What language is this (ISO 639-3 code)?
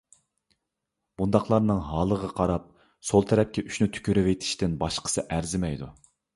uig